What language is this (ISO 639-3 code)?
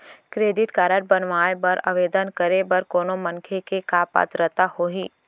hne